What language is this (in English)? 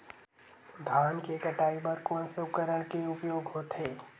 Chhattisgarhi